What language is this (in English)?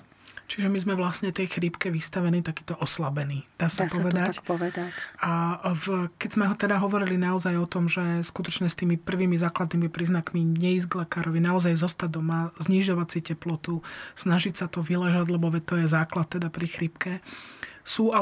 Slovak